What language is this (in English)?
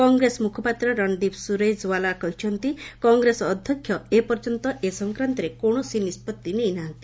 Odia